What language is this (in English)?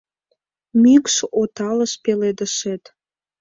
Mari